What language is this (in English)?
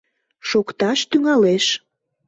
Mari